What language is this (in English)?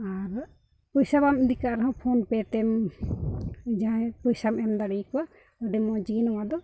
Santali